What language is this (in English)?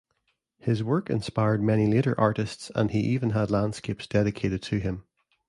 English